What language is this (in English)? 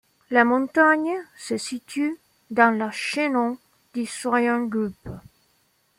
French